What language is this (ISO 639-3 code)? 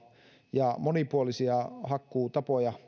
fin